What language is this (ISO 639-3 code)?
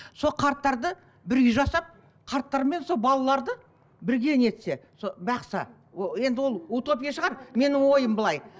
kaz